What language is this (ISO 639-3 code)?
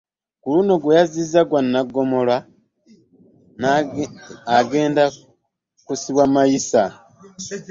lug